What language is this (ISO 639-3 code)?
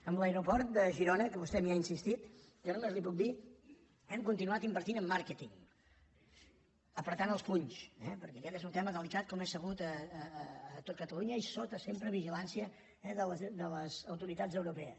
cat